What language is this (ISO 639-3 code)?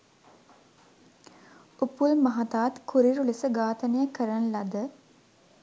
sin